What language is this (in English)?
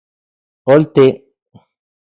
Central Puebla Nahuatl